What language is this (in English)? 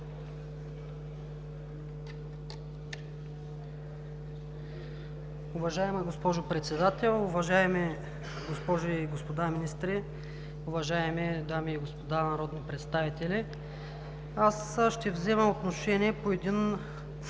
Bulgarian